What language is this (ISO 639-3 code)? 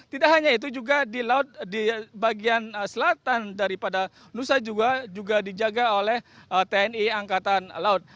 ind